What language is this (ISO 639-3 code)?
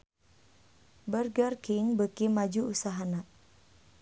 sun